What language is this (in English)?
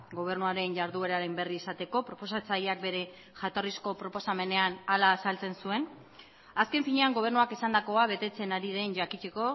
Basque